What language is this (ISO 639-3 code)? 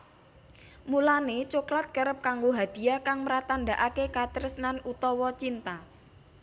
jav